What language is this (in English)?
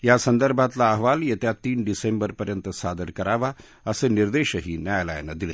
Marathi